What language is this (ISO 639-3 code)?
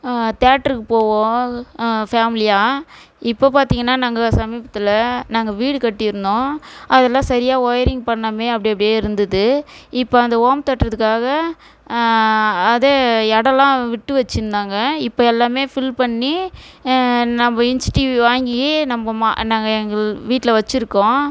tam